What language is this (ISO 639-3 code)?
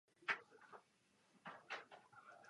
ces